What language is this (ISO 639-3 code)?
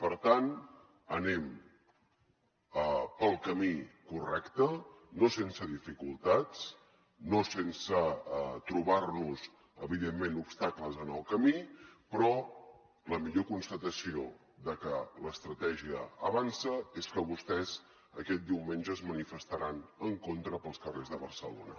cat